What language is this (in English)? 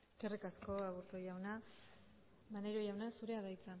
Basque